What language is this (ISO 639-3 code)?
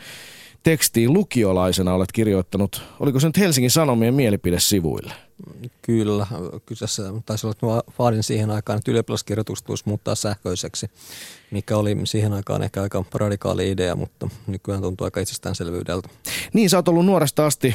fin